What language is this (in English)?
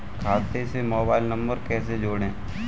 Hindi